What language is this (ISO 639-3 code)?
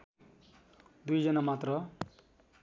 nep